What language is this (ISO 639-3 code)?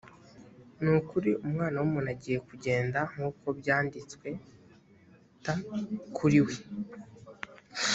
kin